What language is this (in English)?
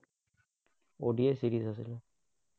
Assamese